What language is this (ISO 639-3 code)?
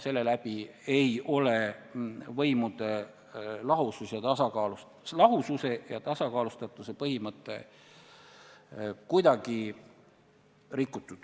est